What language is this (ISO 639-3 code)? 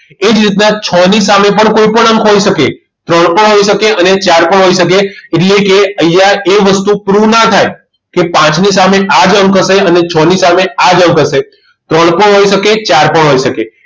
guj